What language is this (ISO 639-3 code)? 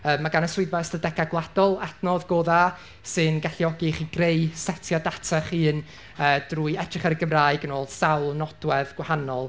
cym